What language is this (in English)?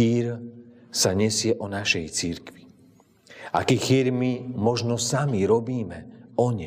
Slovak